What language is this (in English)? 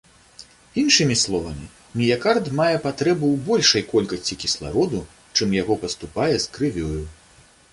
Belarusian